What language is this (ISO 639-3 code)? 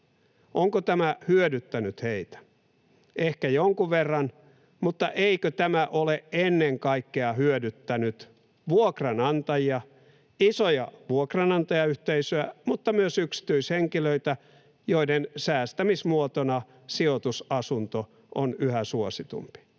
fin